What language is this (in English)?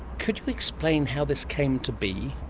English